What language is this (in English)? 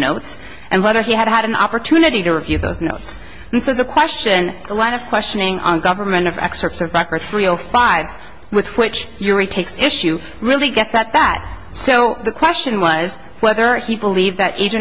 English